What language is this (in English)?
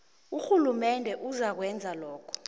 South Ndebele